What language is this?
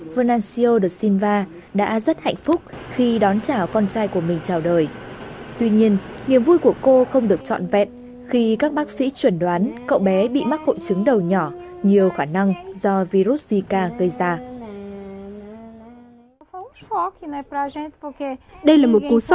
Vietnamese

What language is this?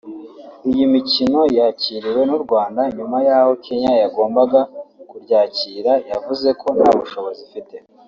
Kinyarwanda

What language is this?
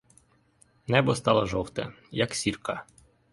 Ukrainian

